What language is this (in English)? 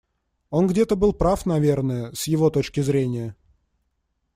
Russian